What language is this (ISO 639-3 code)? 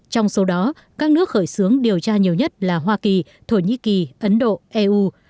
vie